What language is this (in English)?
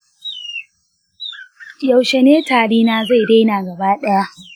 Hausa